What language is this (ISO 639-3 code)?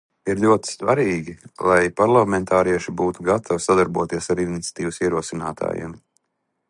lav